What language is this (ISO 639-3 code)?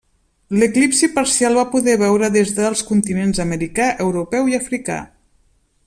cat